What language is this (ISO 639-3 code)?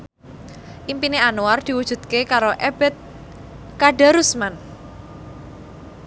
jav